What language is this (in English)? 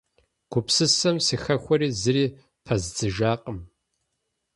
Kabardian